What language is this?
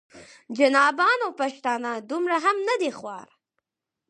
Pashto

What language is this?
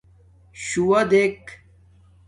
Domaaki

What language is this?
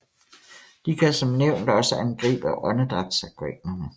Danish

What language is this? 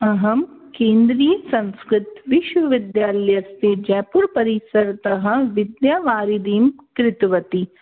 Sanskrit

